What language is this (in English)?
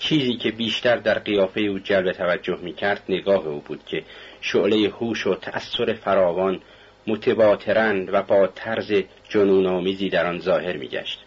Persian